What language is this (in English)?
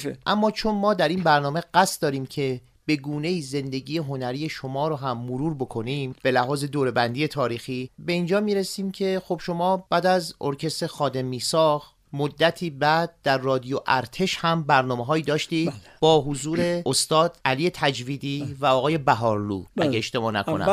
Persian